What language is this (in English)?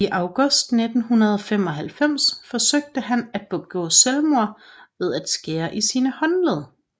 Danish